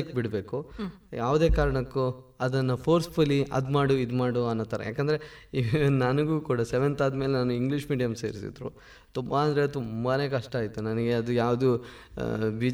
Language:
Kannada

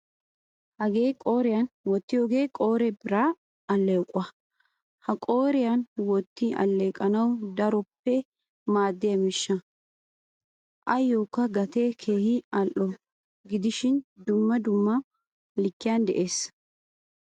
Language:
Wolaytta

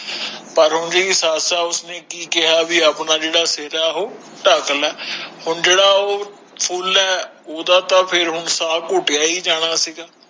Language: Punjabi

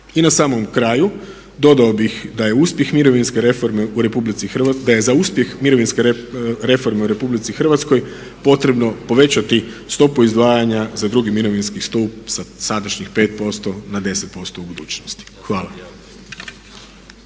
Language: Croatian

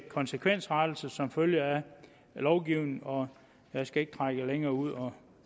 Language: Danish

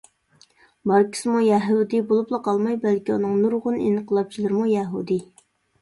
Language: Uyghur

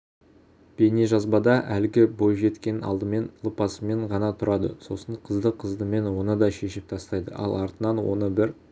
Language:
Kazakh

